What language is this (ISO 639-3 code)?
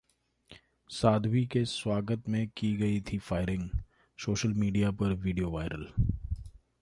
hin